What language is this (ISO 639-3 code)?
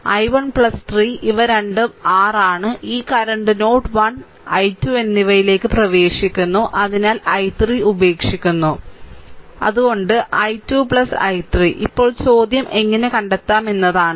mal